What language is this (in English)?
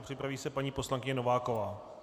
Czech